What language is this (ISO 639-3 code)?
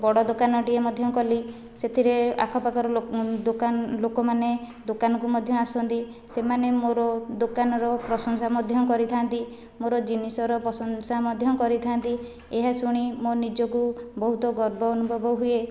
ori